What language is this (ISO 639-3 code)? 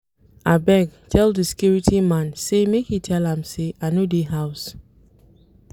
pcm